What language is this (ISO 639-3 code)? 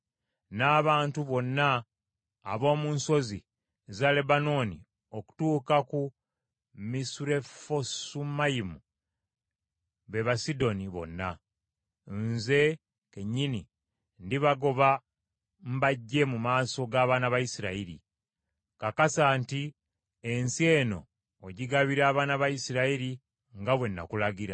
lug